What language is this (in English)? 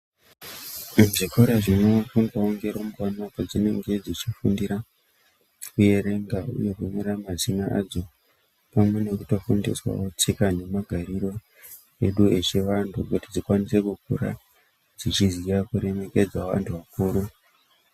Ndau